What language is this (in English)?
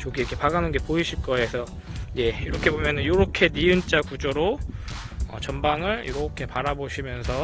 Korean